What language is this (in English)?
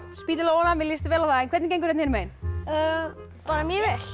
Icelandic